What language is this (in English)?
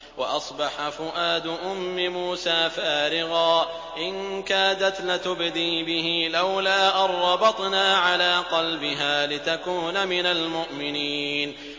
Arabic